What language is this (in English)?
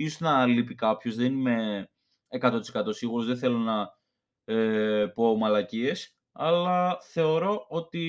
Greek